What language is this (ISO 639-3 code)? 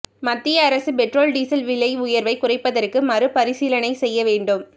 tam